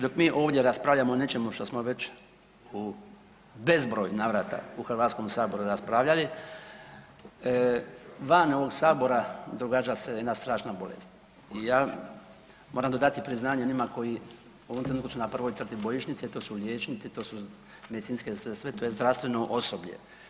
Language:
Croatian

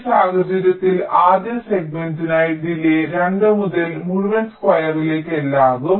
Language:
Malayalam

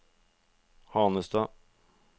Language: Norwegian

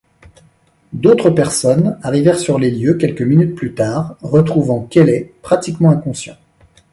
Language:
French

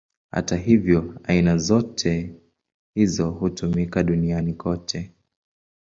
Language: Swahili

